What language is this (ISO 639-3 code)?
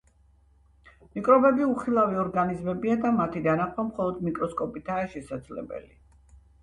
kat